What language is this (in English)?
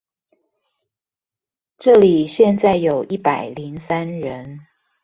Chinese